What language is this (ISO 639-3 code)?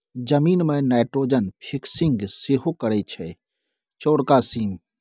mai